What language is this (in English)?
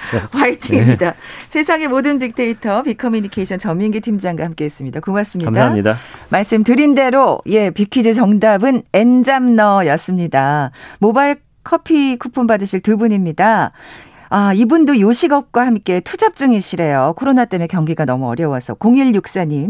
Korean